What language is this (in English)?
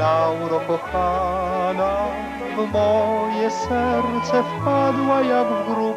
Polish